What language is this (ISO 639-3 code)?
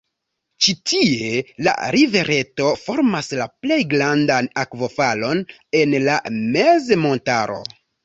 epo